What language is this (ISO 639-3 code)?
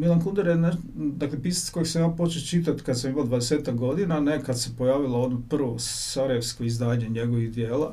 hrv